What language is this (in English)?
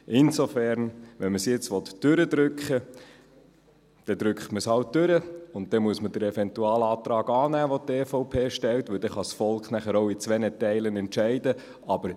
Swiss German